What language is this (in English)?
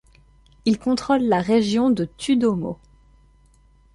French